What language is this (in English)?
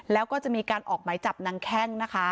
Thai